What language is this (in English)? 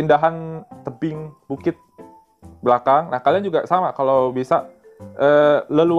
Indonesian